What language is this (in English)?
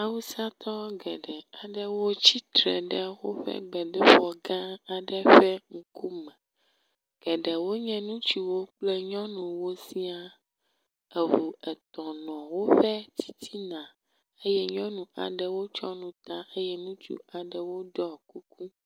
Ewe